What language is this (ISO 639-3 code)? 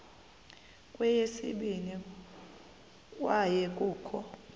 xho